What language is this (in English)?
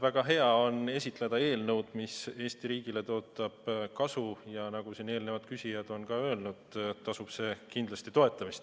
Estonian